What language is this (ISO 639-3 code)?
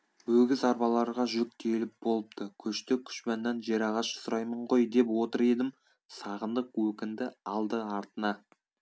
kaz